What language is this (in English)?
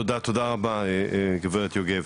Hebrew